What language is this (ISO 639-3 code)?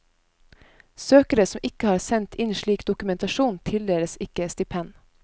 nor